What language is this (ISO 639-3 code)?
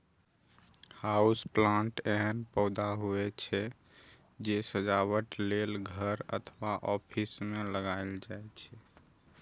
mai